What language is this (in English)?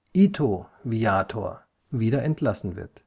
German